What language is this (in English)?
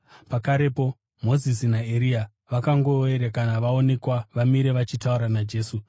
Shona